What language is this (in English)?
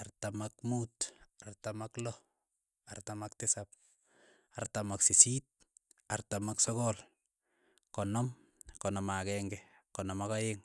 Keiyo